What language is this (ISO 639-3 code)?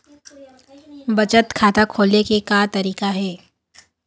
hne